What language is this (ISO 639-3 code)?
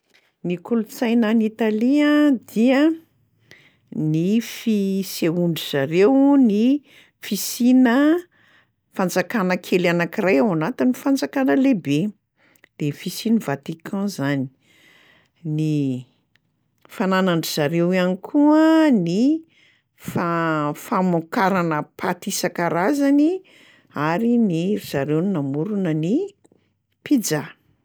mlg